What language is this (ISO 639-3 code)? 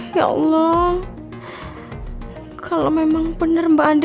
ind